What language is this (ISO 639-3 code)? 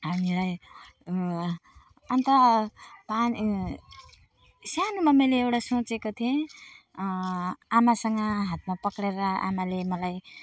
nep